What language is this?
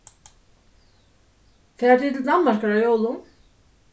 Faroese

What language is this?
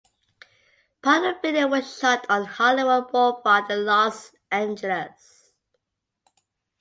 English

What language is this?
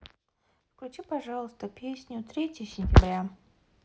Russian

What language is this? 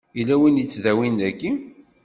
Kabyle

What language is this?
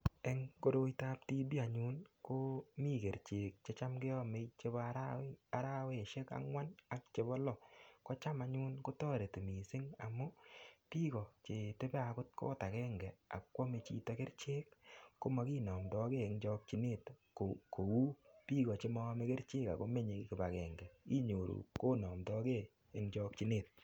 Kalenjin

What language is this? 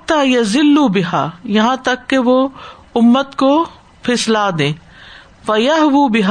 Urdu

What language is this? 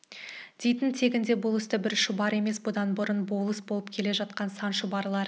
Kazakh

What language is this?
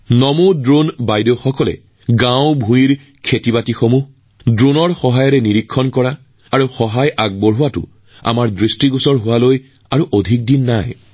Assamese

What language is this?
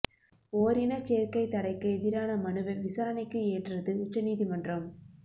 Tamil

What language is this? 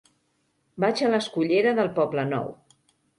Catalan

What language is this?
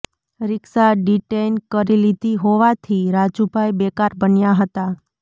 Gujarati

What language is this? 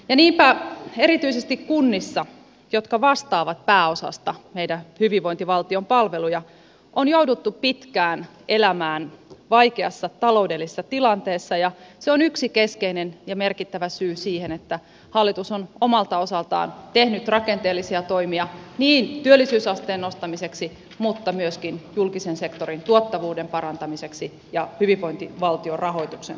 Finnish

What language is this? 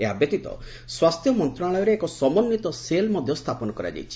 Odia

